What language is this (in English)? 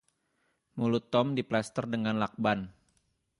Indonesian